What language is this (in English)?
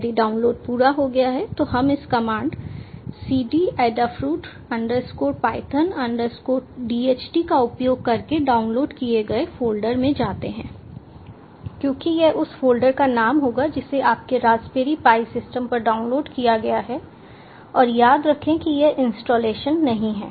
Hindi